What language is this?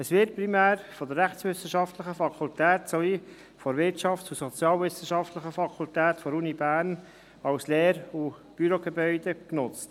Swiss German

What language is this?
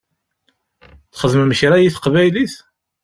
Kabyle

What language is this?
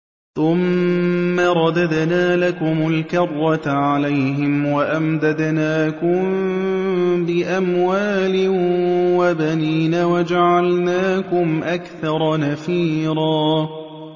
Arabic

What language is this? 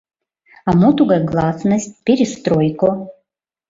Mari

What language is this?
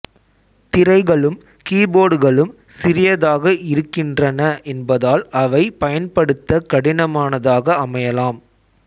Tamil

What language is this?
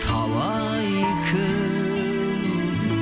Kazakh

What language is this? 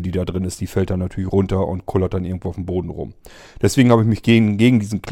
German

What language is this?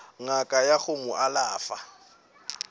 Northern Sotho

